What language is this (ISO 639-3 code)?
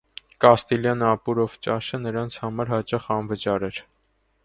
hye